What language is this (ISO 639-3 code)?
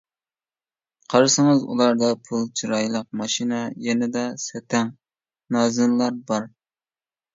uig